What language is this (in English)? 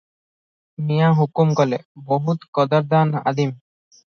Odia